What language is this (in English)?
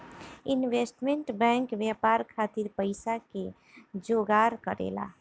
Bhojpuri